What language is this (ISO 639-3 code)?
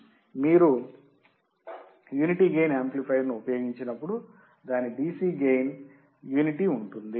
tel